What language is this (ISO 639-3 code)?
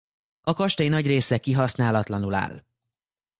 hun